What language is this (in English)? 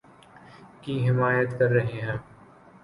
Urdu